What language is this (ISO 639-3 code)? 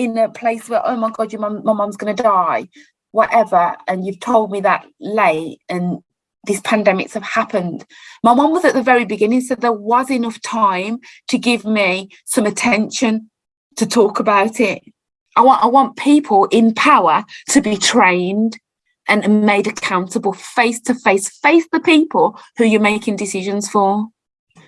eng